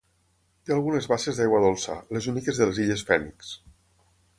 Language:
Catalan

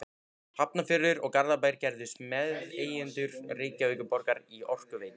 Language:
Icelandic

